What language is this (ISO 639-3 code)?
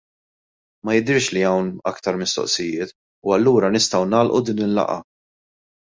mlt